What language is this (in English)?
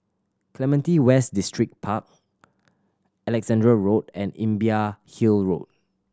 English